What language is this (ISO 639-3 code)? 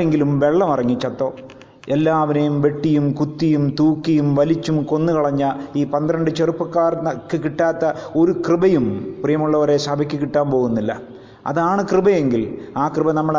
mal